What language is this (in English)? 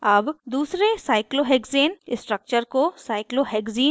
Hindi